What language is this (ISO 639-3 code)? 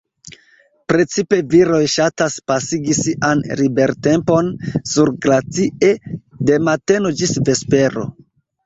epo